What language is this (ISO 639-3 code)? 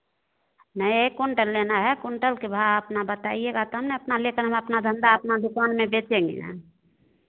hin